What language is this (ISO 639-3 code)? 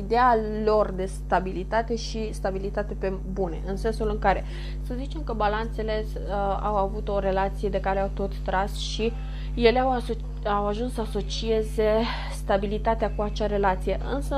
ron